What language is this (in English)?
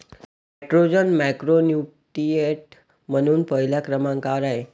Marathi